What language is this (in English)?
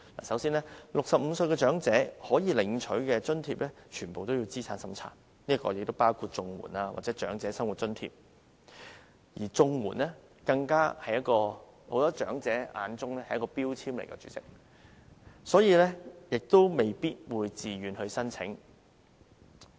Cantonese